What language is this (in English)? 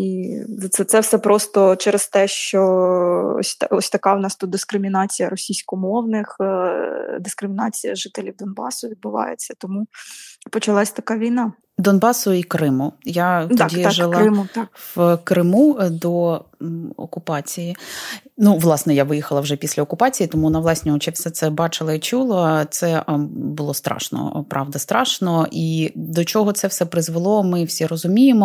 Ukrainian